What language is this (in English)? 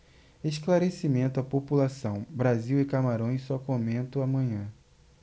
Portuguese